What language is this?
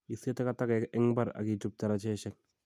Kalenjin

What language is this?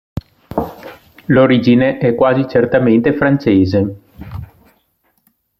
Italian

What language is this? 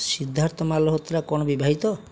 Odia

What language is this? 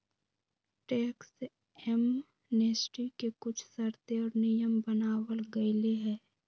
Magahi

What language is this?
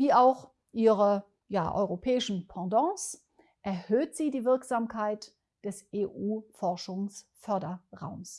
German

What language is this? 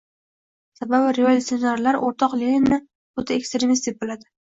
Uzbek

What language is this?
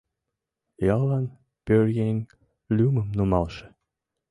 Mari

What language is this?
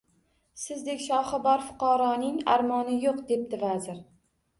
Uzbek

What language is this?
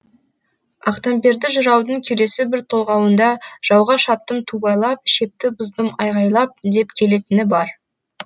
Kazakh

